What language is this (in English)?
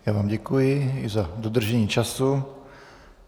Czech